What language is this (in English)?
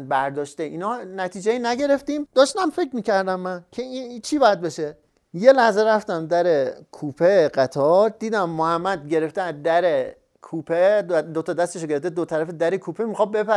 Persian